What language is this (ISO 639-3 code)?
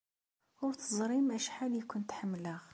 kab